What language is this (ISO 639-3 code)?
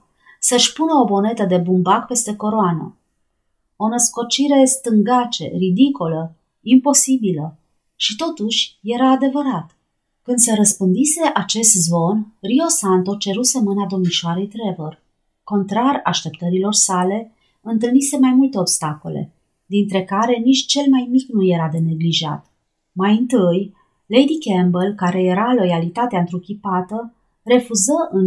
ron